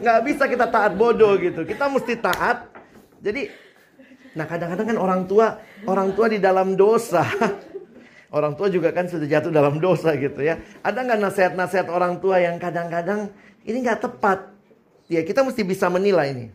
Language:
Indonesian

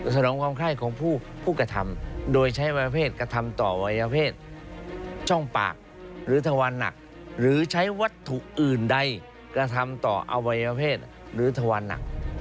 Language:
Thai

